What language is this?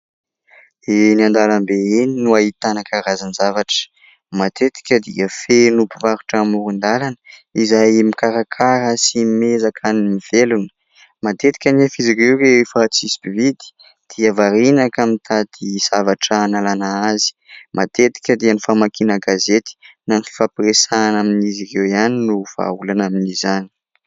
Malagasy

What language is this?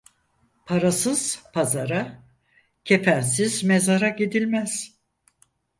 Turkish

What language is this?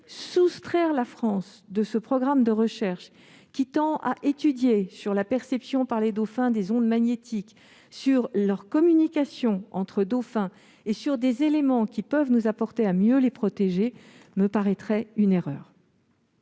French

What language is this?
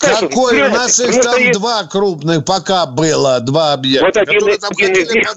Russian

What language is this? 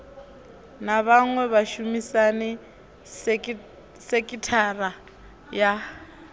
Venda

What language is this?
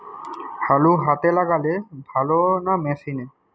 Bangla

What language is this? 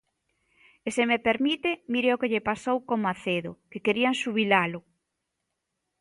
Galician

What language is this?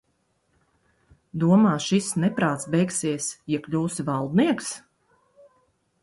Latvian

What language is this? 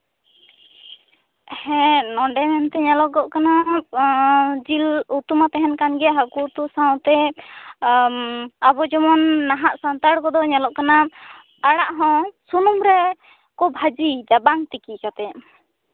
Santali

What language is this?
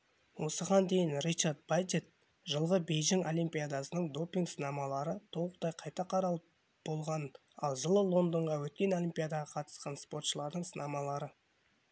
Kazakh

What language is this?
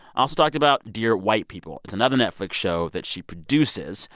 English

